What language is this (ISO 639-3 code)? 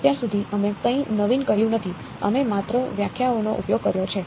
guj